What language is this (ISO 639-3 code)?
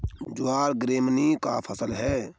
hin